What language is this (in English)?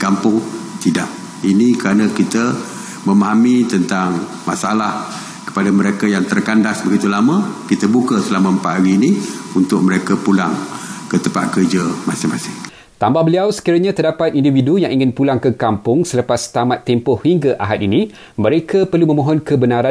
Malay